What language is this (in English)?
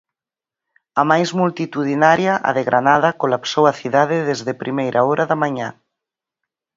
Galician